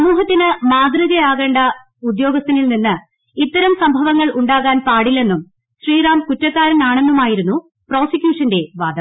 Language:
Malayalam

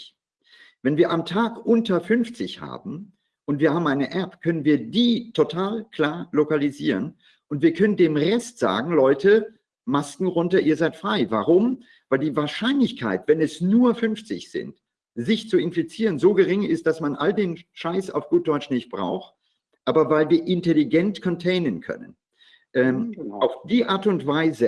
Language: German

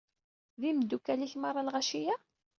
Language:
Kabyle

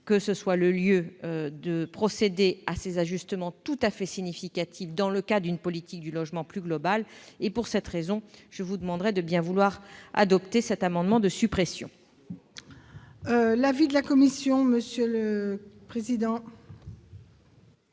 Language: French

